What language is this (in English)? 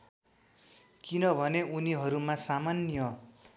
Nepali